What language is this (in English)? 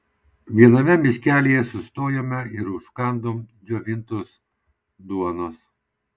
Lithuanian